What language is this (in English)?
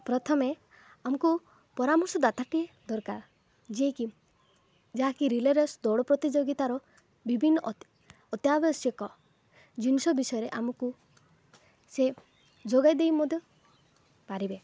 Odia